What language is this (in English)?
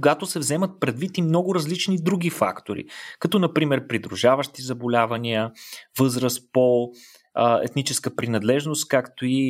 Bulgarian